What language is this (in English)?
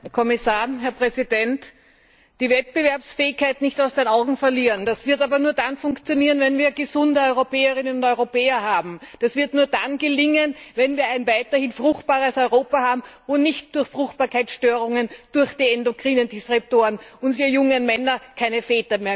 German